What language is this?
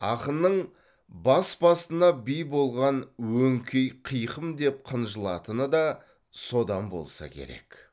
Kazakh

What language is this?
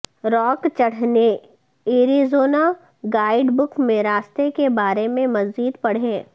Urdu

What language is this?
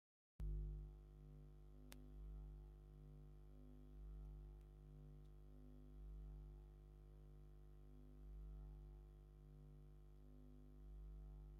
Tigrinya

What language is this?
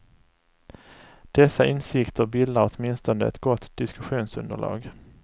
Swedish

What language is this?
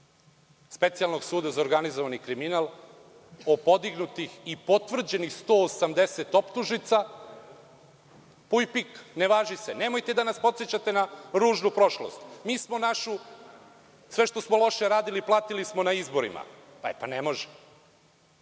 Serbian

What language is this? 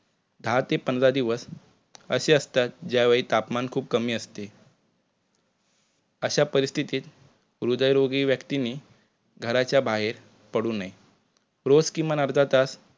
Marathi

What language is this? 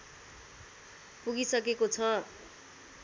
Nepali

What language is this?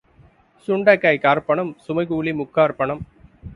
Tamil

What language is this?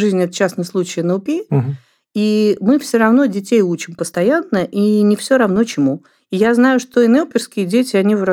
Russian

